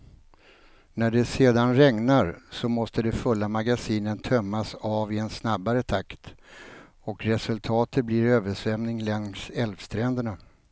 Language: Swedish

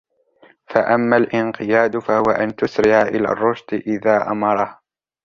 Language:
Arabic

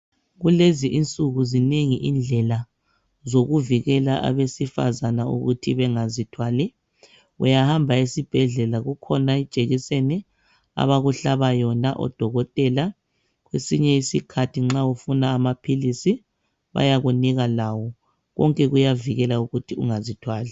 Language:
North Ndebele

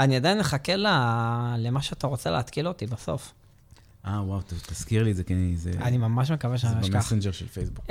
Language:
Hebrew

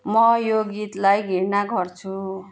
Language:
Nepali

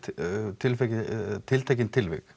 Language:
Icelandic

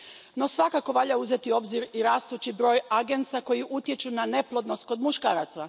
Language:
Croatian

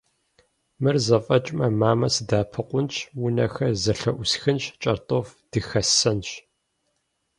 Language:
Kabardian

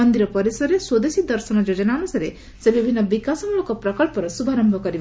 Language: Odia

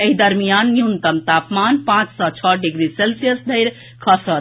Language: Maithili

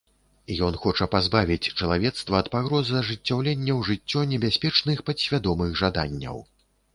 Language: Belarusian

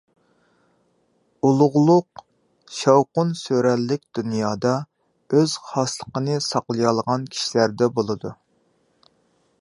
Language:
Uyghur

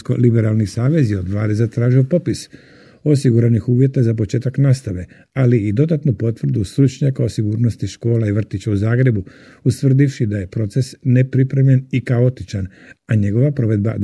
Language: Croatian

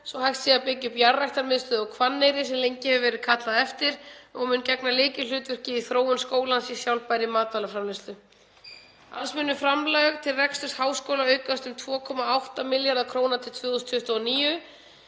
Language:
Icelandic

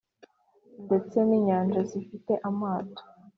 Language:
Kinyarwanda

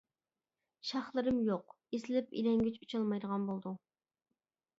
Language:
Uyghur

